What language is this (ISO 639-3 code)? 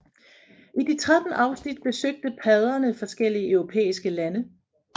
dan